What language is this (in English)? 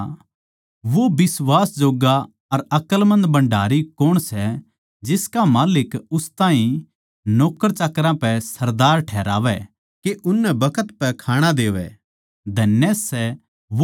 Haryanvi